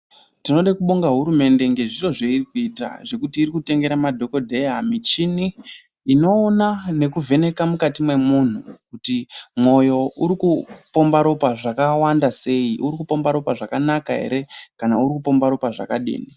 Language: Ndau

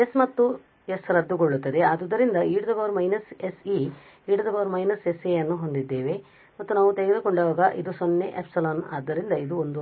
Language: Kannada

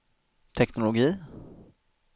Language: Swedish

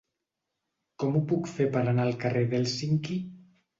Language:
Catalan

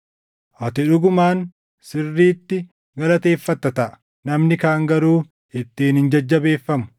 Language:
Oromo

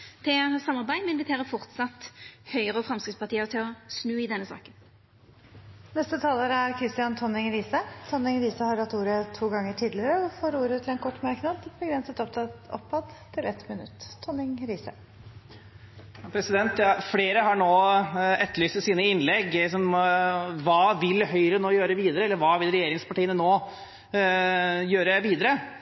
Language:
Norwegian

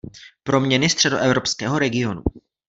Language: Czech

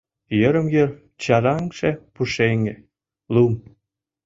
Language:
Mari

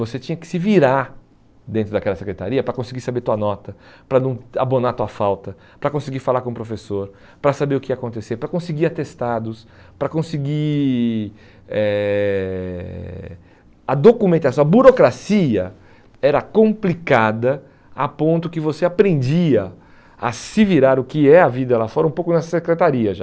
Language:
Portuguese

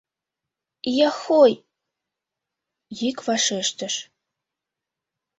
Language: Mari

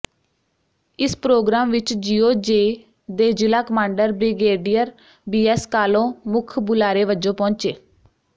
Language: Punjabi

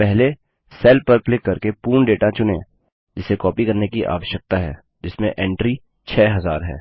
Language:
Hindi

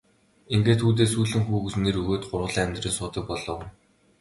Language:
Mongolian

